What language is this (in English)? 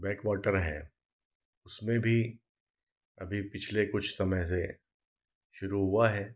Hindi